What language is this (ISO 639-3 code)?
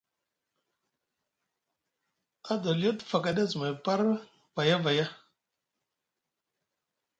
mug